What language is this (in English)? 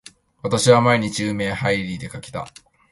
Japanese